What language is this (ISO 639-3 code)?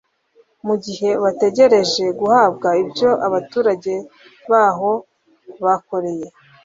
kin